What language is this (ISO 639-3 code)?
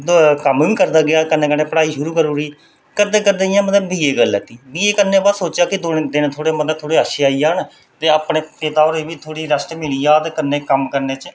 doi